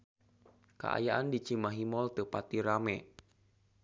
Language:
Sundanese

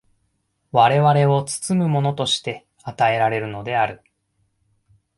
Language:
Japanese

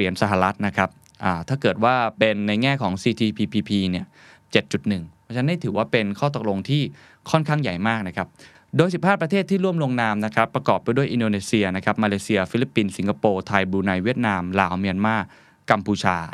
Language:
Thai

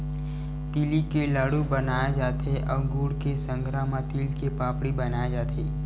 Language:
Chhattisgarhi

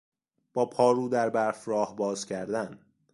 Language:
Persian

